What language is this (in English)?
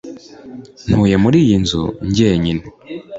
Kinyarwanda